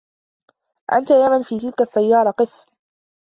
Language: Arabic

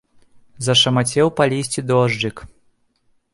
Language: Belarusian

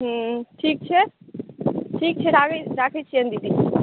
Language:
Maithili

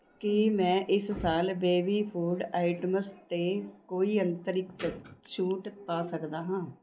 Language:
Punjabi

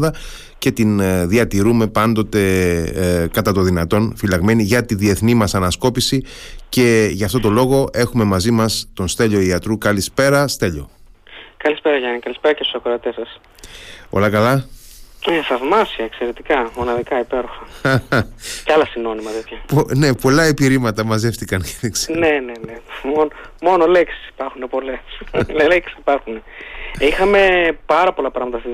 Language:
Greek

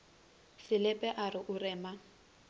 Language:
Northern Sotho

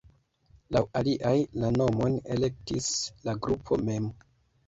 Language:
Esperanto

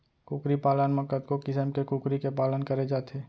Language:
Chhattisgarhi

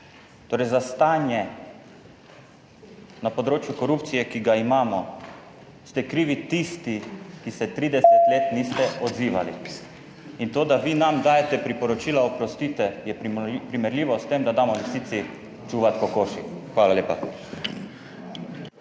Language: Slovenian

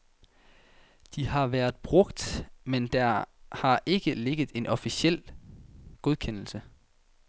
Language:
Danish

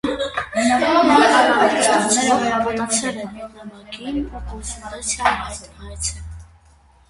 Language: Armenian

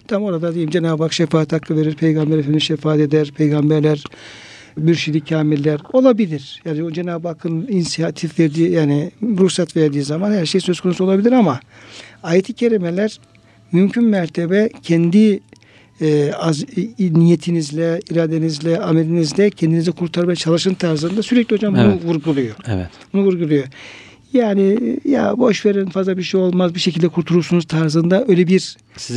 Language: Turkish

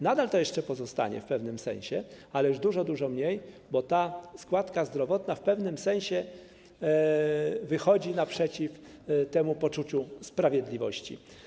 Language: Polish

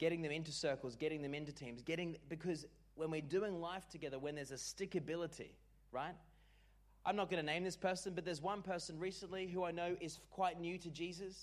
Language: English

